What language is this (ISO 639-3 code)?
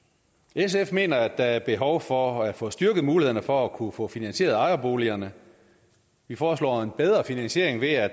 dan